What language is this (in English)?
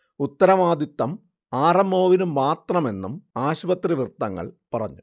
Malayalam